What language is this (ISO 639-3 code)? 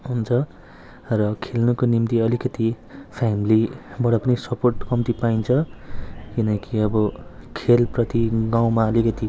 nep